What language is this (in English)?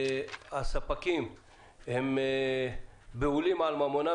Hebrew